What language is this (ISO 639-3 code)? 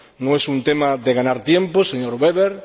spa